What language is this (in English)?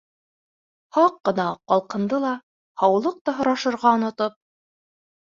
Bashkir